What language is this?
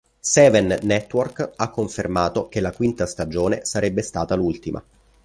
Italian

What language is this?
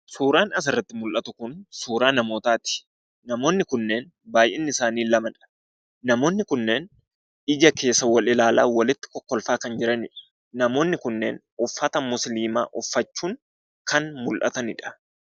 Oromo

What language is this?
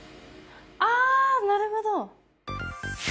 Japanese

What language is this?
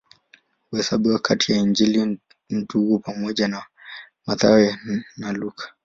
Swahili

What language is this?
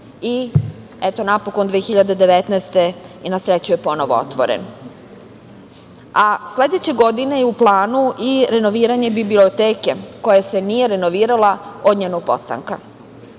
Serbian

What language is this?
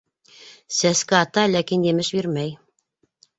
Bashkir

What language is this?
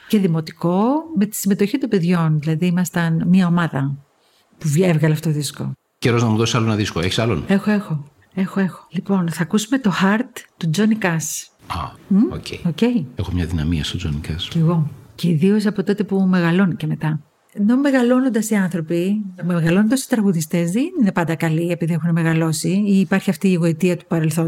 Greek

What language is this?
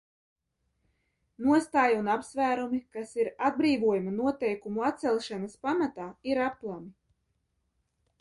Latvian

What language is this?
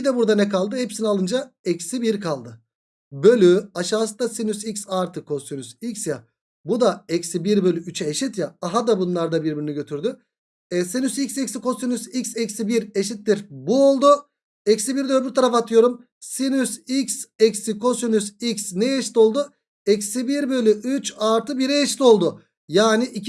Turkish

